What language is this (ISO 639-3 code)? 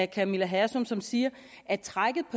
dan